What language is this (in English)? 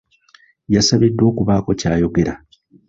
Ganda